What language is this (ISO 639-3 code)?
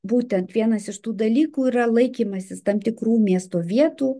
lit